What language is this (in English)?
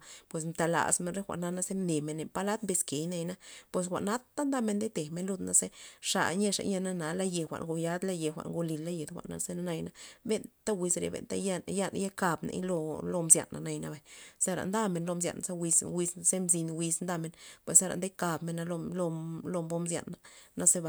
Loxicha Zapotec